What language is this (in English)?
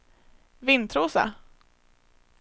Swedish